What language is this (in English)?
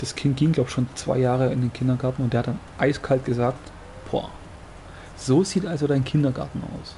German